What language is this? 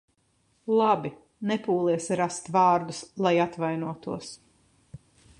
Latvian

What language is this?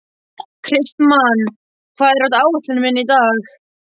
Icelandic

